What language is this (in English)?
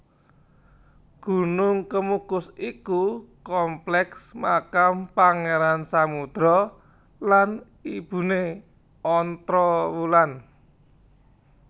Javanese